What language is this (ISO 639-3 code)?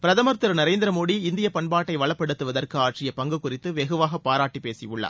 tam